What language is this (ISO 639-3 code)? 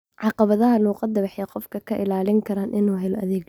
som